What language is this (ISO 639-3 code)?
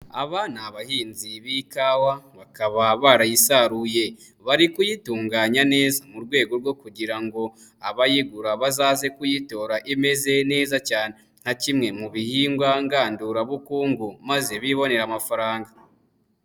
kin